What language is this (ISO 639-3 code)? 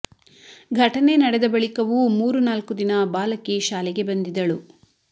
kan